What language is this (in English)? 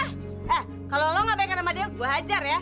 Indonesian